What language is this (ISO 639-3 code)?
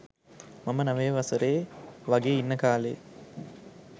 sin